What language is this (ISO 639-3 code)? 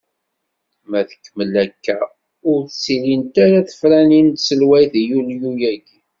kab